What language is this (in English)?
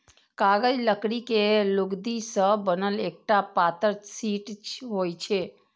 Maithili